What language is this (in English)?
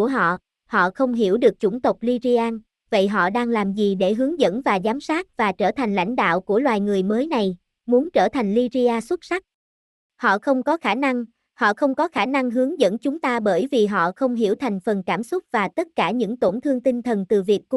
Vietnamese